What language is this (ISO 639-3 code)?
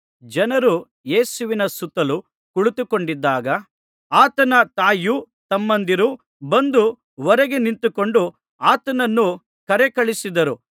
kan